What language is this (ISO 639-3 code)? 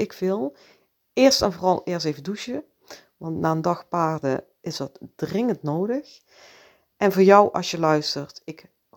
nld